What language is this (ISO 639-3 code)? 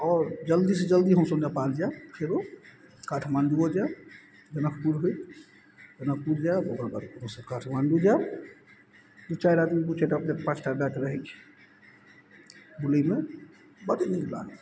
mai